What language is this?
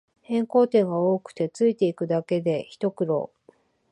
Japanese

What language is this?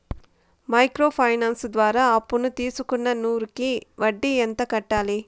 Telugu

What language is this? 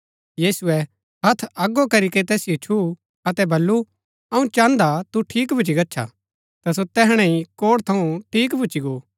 Gaddi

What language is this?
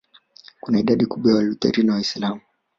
Swahili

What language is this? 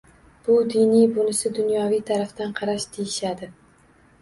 Uzbek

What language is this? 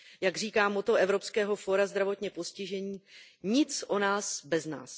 Czech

